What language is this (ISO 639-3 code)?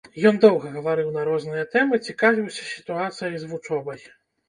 bel